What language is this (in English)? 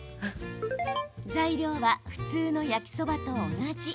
Japanese